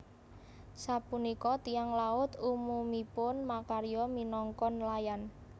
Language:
Javanese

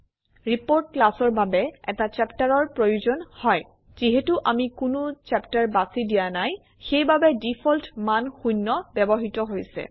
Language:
Assamese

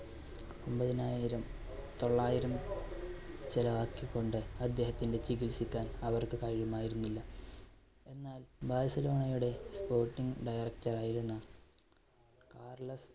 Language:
Malayalam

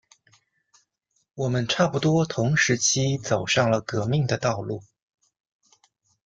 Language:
Chinese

